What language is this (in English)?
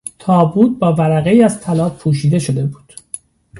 Persian